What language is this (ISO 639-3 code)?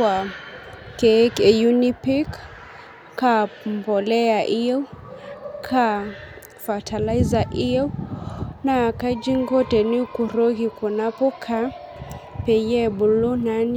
mas